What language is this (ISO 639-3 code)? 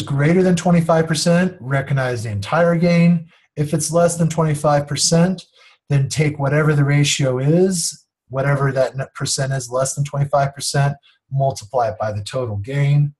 eng